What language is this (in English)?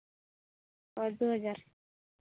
Santali